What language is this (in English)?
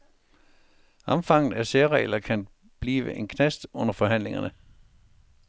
Danish